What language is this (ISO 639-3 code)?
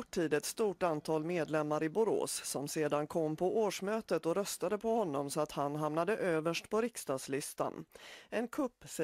swe